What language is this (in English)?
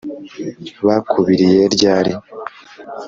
Kinyarwanda